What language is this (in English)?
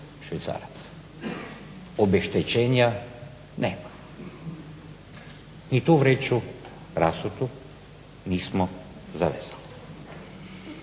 Croatian